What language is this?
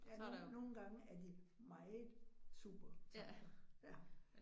Danish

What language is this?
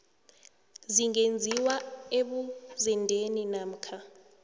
South Ndebele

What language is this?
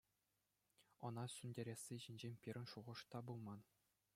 Chuvash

